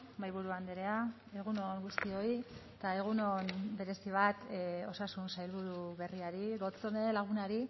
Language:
Basque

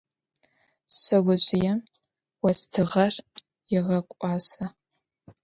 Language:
Adyghe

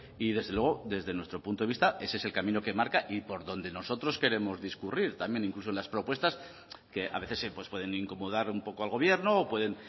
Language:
Spanish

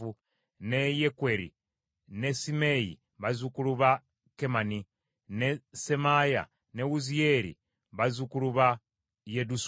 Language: Ganda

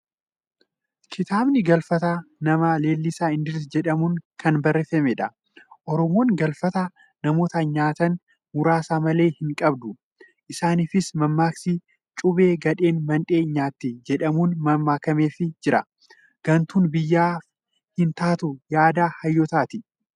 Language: Oromo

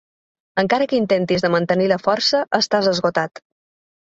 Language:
Catalan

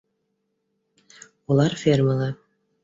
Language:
Bashkir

